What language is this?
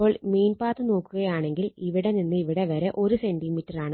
Malayalam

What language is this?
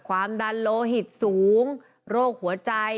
Thai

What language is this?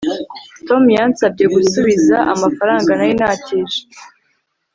Kinyarwanda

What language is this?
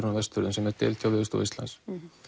Icelandic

